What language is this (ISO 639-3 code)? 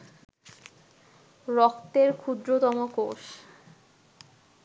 ben